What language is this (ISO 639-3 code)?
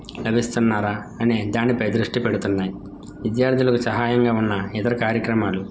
tel